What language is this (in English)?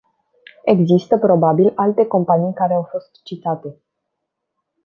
Romanian